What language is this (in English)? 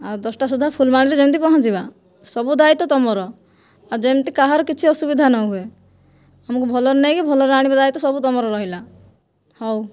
Odia